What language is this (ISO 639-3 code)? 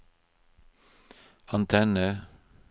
nor